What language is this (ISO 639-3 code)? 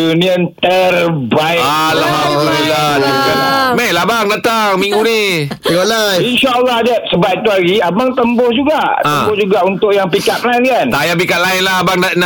msa